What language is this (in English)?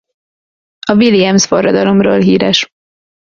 Hungarian